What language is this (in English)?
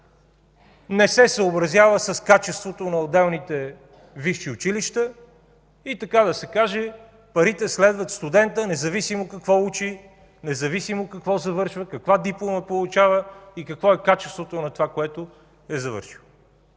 Bulgarian